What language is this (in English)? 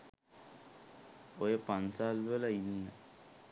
Sinhala